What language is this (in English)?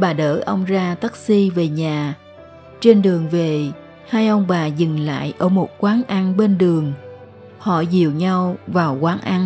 Vietnamese